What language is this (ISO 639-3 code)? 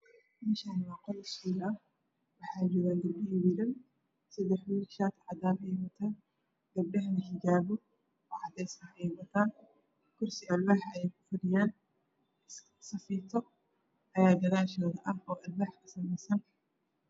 som